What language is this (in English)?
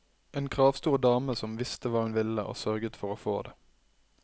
Norwegian